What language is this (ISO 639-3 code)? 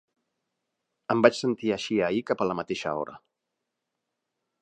cat